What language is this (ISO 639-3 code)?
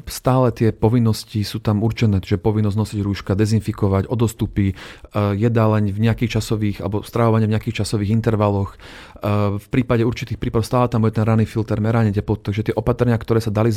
slk